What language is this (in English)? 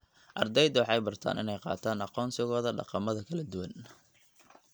Somali